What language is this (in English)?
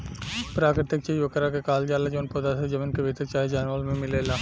Bhojpuri